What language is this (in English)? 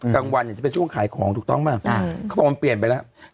Thai